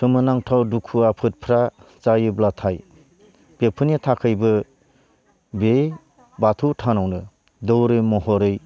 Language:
Bodo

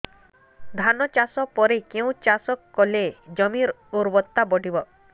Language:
Odia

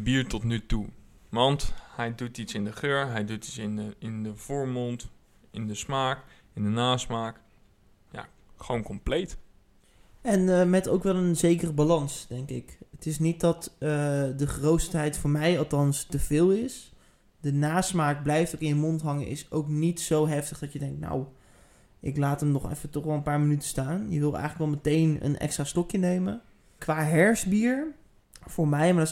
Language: Dutch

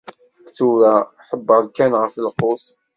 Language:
Kabyle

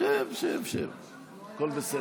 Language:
Hebrew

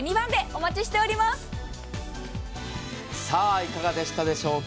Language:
Japanese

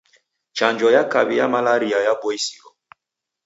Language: Taita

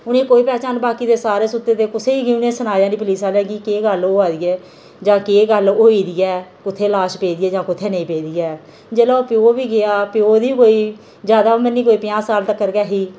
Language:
Dogri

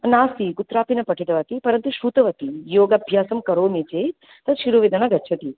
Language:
Sanskrit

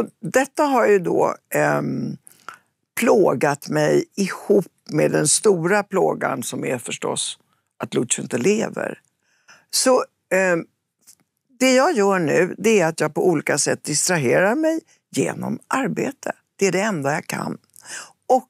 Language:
Swedish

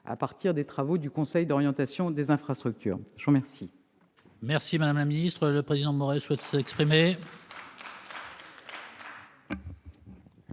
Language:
French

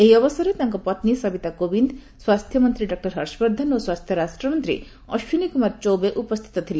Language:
Odia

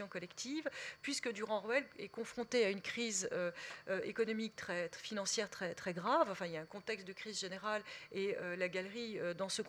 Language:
French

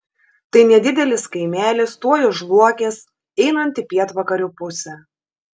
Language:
Lithuanian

